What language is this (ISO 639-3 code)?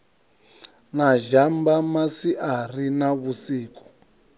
ven